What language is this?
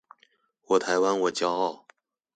Chinese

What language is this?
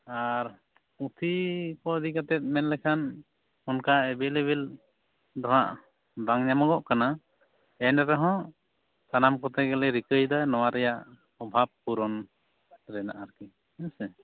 Santali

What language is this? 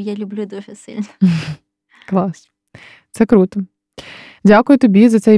Ukrainian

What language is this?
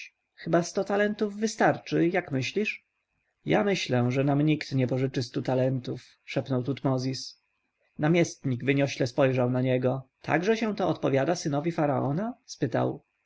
Polish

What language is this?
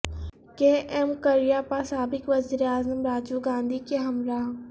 Urdu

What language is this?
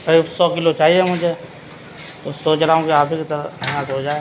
Urdu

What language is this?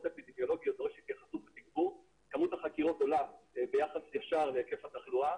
Hebrew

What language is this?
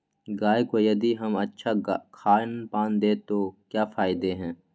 Magahi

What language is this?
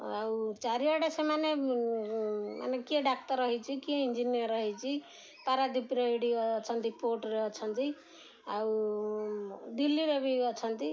Odia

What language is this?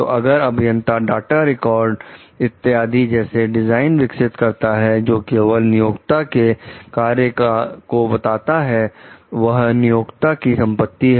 Hindi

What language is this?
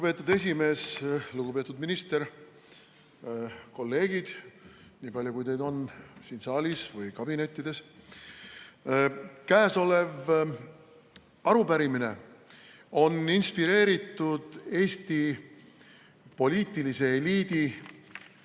Estonian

